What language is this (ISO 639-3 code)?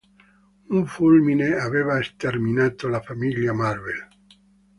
ita